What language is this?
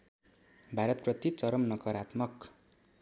Nepali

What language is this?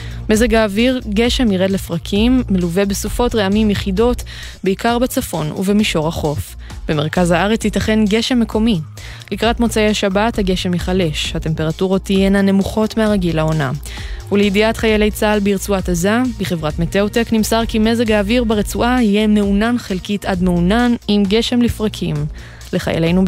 Hebrew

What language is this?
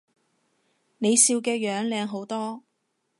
Cantonese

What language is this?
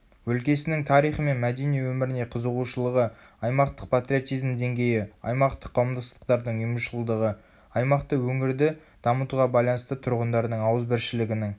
Kazakh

